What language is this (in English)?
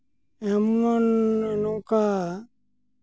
Santali